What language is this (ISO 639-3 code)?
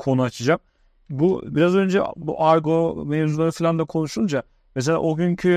tur